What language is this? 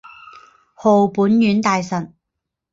Chinese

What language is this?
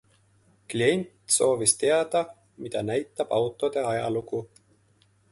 Estonian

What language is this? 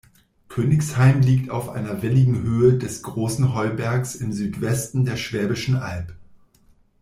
German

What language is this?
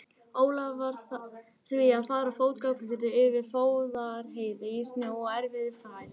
Icelandic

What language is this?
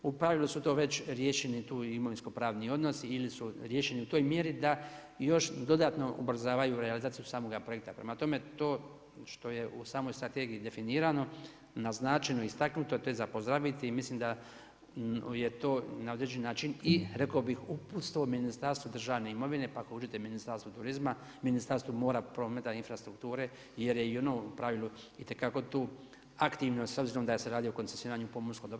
Croatian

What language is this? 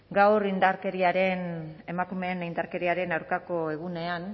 Basque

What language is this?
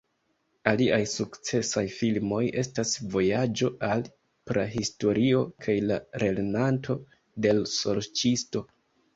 Esperanto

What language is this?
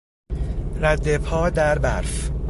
Persian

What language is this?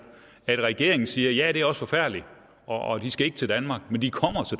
Danish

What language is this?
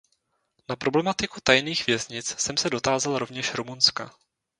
Czech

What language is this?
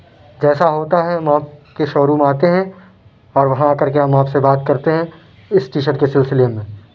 Urdu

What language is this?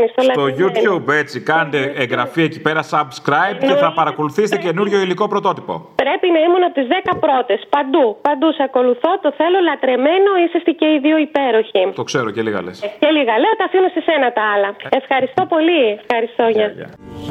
Greek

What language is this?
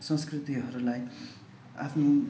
Nepali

